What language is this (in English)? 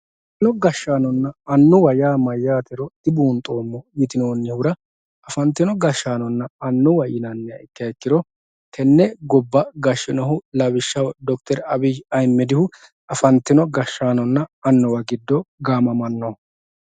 Sidamo